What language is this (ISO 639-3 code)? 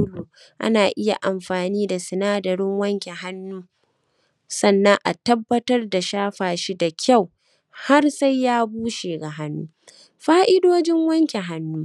hau